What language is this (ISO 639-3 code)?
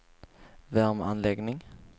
swe